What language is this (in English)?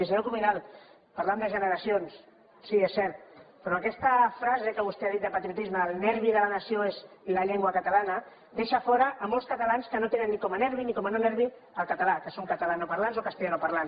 Catalan